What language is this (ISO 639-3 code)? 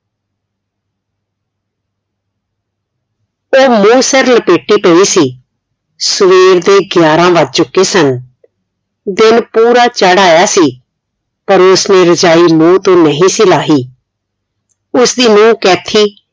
pan